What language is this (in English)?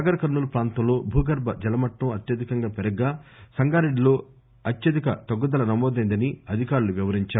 Telugu